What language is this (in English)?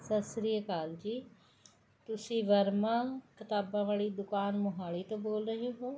Punjabi